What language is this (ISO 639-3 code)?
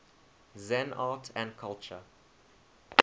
eng